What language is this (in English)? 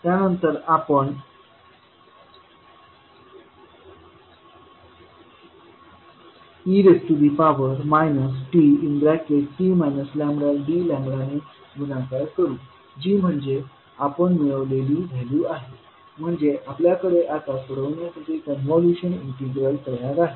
Marathi